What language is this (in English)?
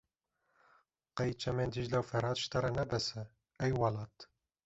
Kurdish